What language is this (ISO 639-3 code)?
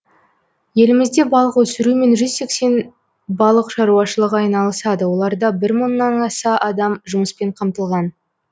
kaz